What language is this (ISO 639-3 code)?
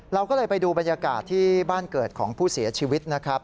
tha